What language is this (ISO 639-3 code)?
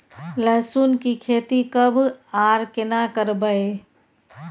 mai